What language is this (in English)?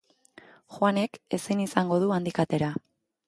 Basque